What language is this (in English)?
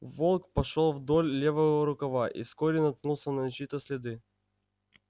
Russian